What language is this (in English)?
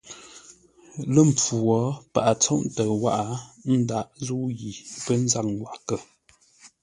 Ngombale